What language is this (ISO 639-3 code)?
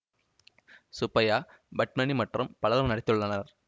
tam